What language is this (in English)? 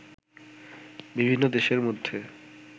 Bangla